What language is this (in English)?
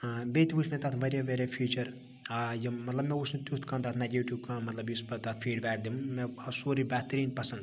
Kashmiri